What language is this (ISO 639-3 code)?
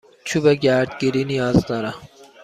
fas